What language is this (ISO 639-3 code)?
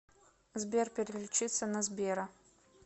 rus